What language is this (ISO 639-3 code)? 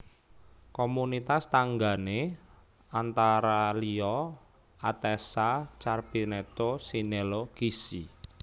jav